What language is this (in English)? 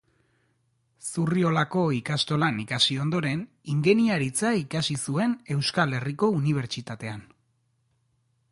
Basque